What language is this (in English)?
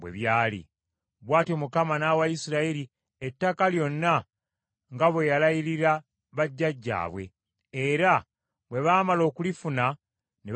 Ganda